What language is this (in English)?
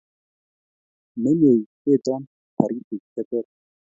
Kalenjin